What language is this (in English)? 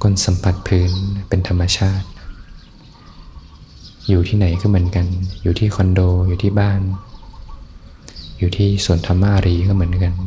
Thai